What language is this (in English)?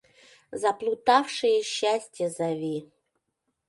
Mari